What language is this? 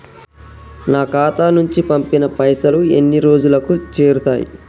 Telugu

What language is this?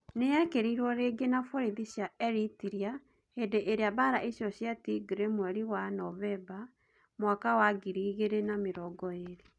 Kikuyu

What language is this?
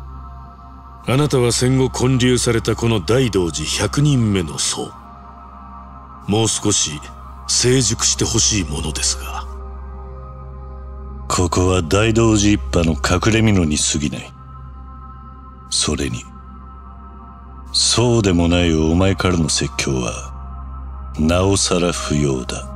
Japanese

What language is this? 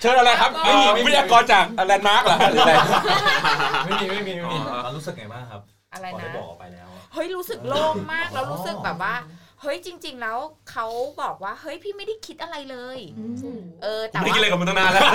Thai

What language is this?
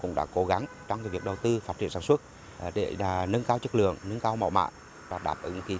Vietnamese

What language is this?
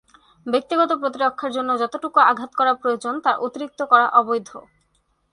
Bangla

